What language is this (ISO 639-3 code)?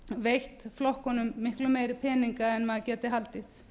isl